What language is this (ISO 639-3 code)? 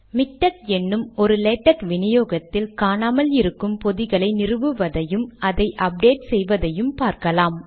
tam